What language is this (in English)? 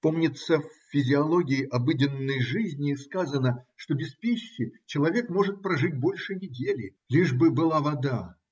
Russian